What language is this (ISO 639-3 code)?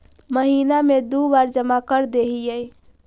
mag